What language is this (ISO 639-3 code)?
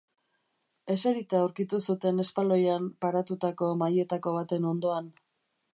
eus